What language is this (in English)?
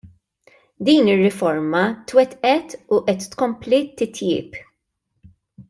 Maltese